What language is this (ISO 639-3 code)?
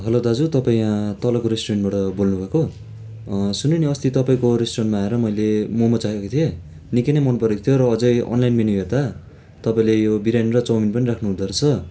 nep